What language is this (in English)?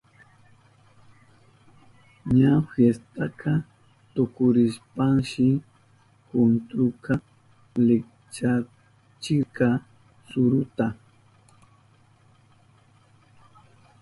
Southern Pastaza Quechua